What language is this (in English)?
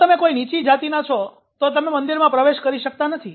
Gujarati